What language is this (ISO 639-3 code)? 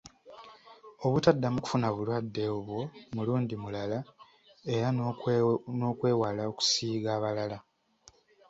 lug